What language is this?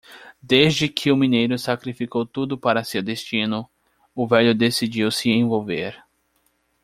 Portuguese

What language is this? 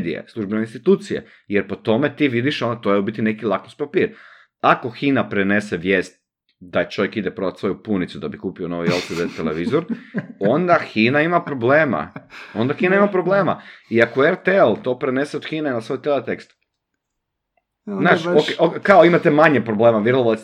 Croatian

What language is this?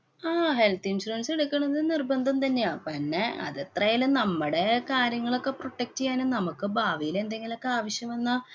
Malayalam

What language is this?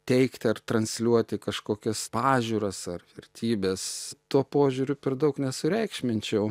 Lithuanian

